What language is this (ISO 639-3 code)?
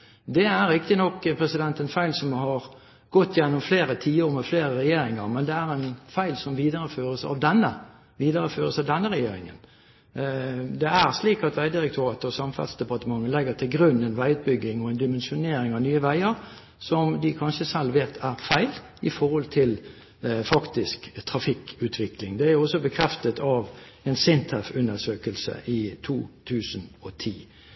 nob